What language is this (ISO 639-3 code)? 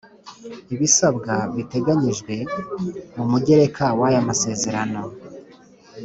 kin